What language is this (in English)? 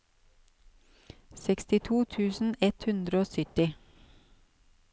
Norwegian